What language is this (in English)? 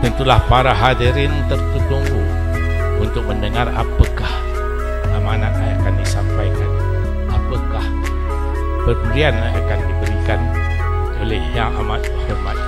Malay